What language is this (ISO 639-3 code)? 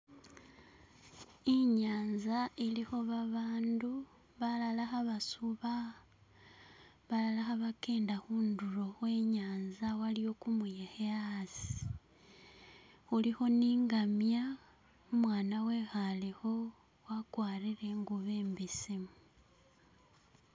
myx